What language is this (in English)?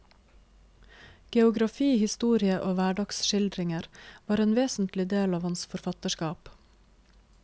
Norwegian